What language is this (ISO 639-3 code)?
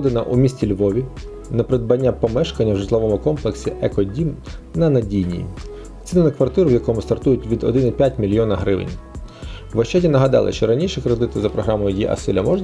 ukr